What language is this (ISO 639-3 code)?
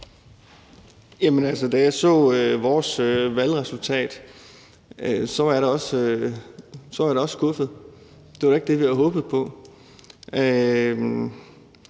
dan